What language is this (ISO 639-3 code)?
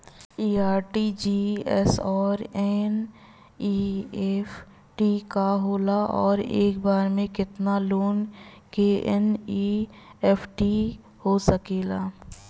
bho